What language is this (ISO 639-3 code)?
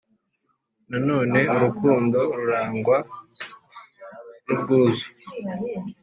kin